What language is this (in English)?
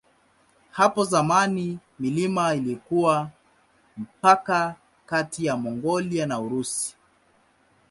Swahili